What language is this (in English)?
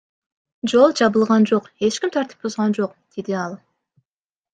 Kyrgyz